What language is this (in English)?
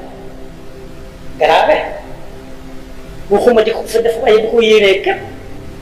Arabic